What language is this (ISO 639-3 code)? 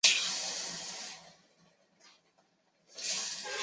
zho